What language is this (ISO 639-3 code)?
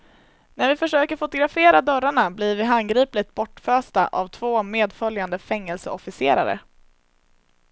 swe